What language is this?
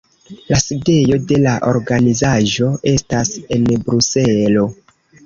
Esperanto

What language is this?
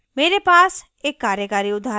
Hindi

